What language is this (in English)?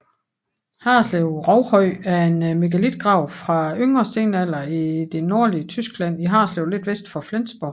Danish